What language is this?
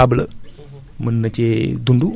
Wolof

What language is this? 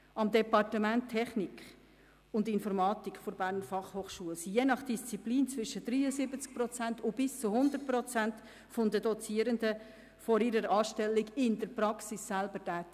Swiss German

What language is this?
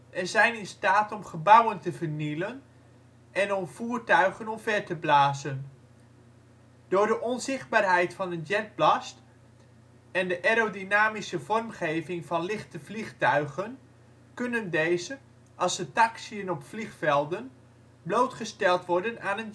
Dutch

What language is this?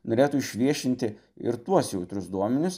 Lithuanian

